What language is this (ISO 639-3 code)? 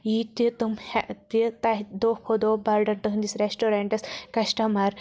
kas